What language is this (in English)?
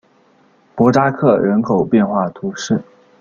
Chinese